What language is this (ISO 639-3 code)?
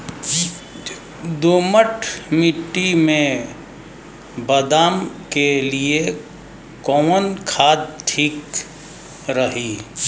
bho